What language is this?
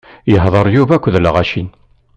Kabyle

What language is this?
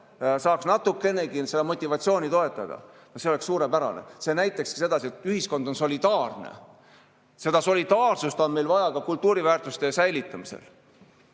Estonian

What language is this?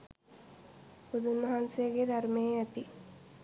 Sinhala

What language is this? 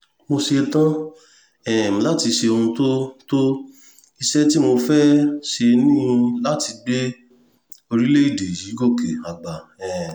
Yoruba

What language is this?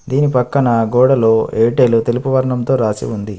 Telugu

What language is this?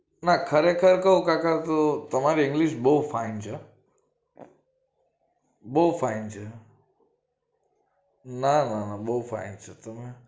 Gujarati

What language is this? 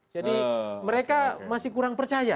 Indonesian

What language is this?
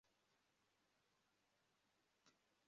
Kinyarwanda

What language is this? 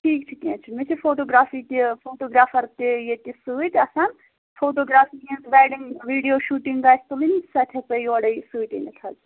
Kashmiri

